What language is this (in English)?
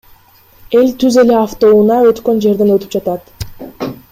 Kyrgyz